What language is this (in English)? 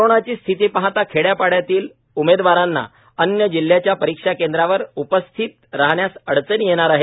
Marathi